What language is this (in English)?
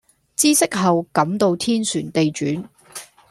Cantonese